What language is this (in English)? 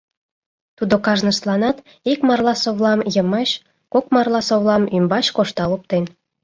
Mari